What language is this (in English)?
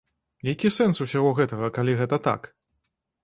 Belarusian